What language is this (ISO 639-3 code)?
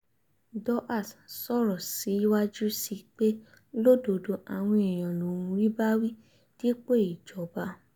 yor